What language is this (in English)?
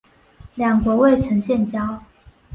Chinese